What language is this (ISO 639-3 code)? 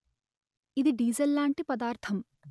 tel